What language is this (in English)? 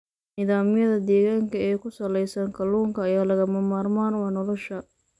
Somali